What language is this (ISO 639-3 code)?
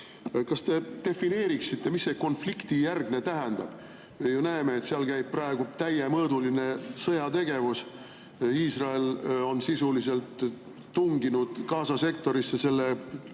est